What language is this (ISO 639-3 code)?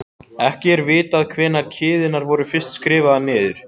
isl